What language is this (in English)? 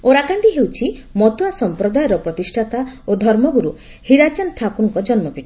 Odia